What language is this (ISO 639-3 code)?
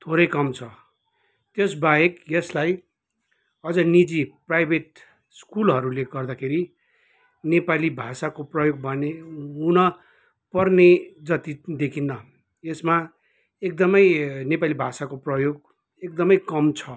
nep